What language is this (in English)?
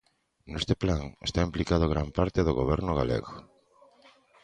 Galician